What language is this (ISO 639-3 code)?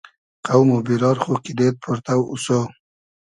haz